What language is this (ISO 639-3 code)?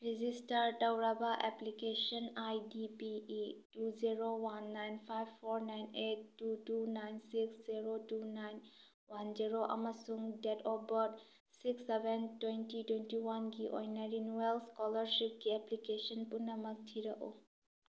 mni